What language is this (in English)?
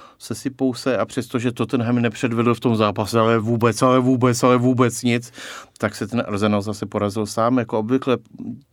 Czech